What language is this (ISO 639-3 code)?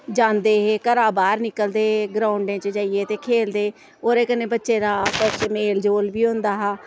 doi